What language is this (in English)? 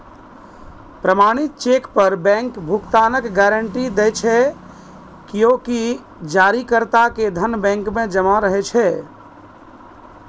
Maithili